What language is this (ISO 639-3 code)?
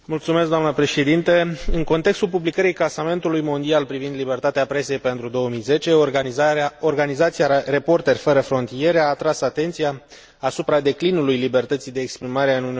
ron